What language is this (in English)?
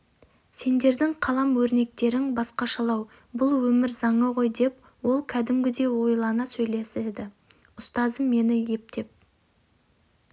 Kazakh